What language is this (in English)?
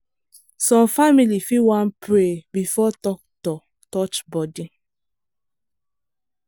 Nigerian Pidgin